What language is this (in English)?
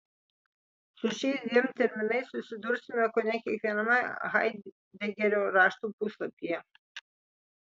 Lithuanian